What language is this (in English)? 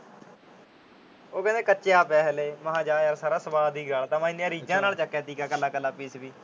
Punjabi